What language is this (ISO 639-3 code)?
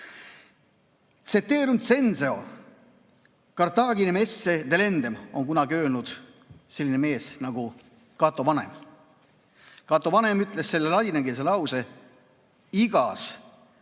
est